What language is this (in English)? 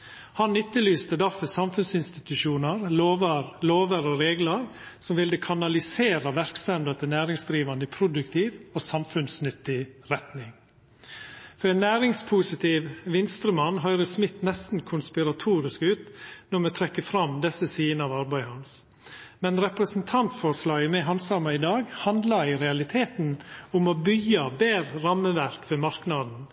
Norwegian Nynorsk